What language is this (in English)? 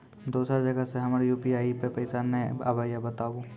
Maithili